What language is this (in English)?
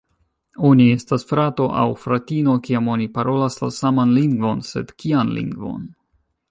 Esperanto